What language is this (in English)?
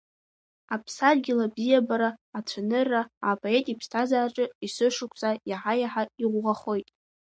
Abkhazian